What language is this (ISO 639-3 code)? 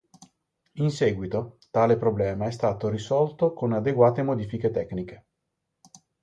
ita